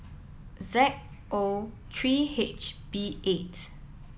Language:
English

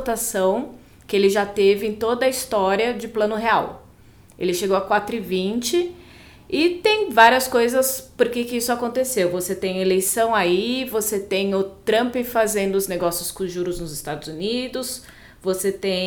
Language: Portuguese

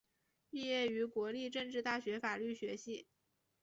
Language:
Chinese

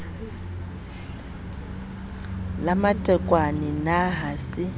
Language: Southern Sotho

